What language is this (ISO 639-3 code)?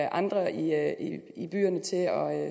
dan